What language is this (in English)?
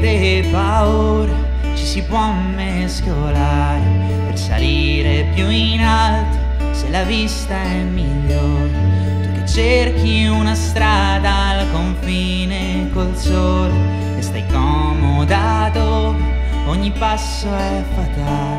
Spanish